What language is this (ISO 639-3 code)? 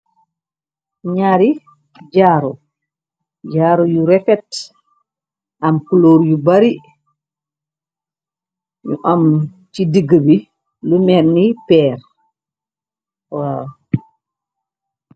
wol